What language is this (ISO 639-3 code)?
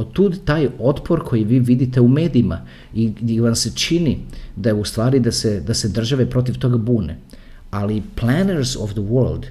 hrv